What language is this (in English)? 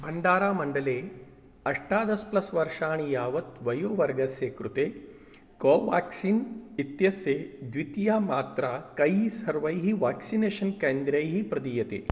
Sanskrit